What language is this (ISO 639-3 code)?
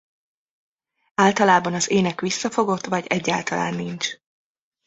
hun